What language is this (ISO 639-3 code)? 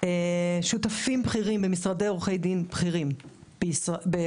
heb